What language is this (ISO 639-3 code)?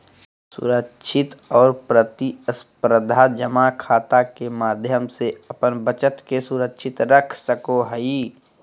mag